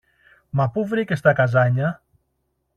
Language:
Greek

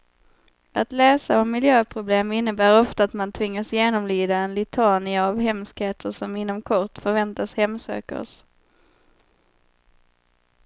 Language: Swedish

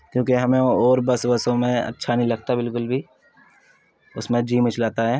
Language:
Urdu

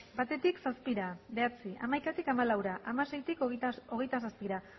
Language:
Basque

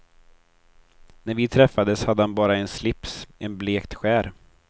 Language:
Swedish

